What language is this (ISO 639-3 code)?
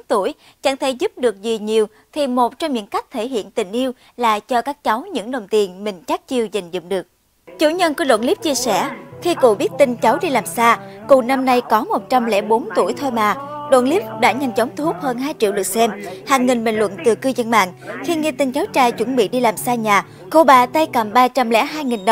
vie